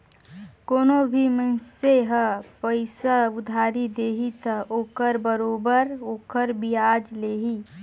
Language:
Chhattisgarhi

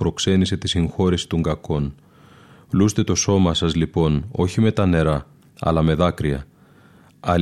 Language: Greek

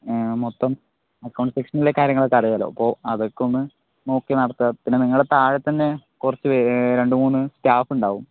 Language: Malayalam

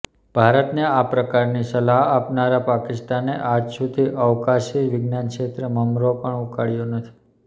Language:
Gujarati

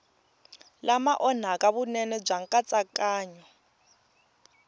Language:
Tsonga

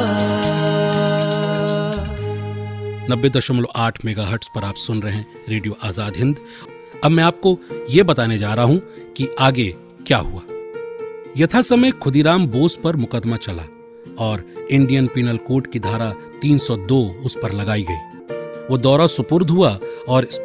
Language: Hindi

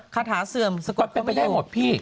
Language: Thai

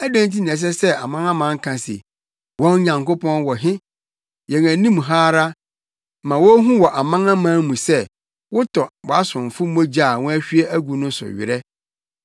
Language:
Akan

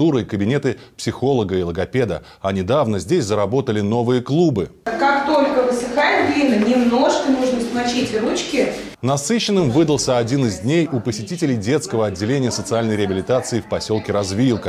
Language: Russian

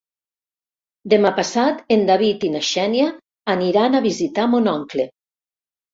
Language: Catalan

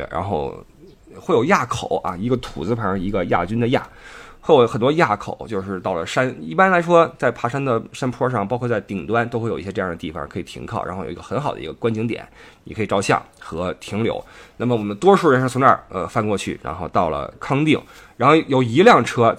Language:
Chinese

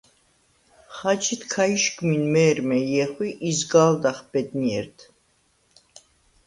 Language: Svan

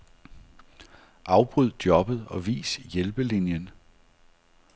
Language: Danish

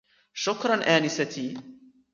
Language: Arabic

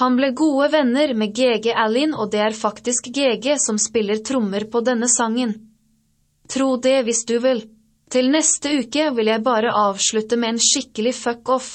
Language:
Swedish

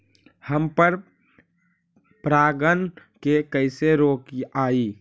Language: Magahi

